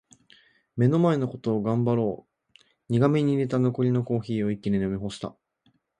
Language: Japanese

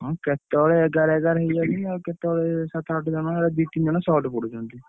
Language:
Odia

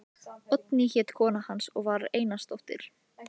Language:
Icelandic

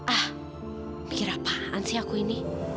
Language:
Indonesian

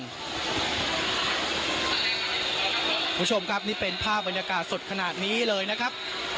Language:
Thai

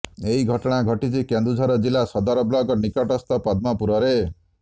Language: Odia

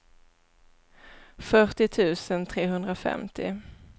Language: Swedish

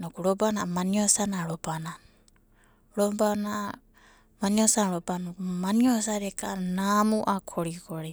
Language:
Abadi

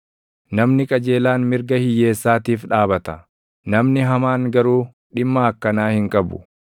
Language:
Oromo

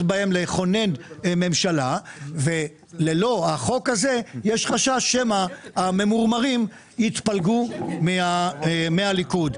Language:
Hebrew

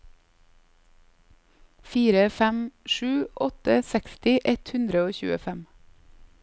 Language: Norwegian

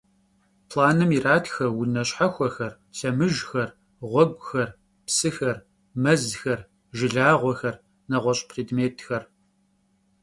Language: Kabardian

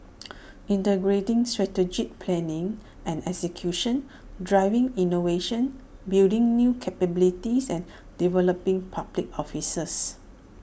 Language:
English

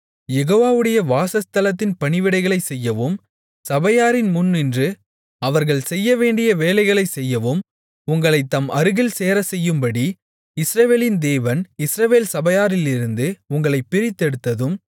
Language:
Tamil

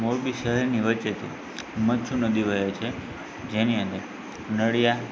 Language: Gujarati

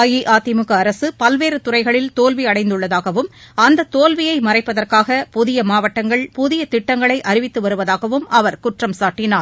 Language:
Tamil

